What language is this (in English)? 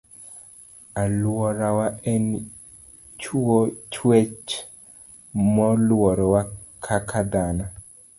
Luo (Kenya and Tanzania)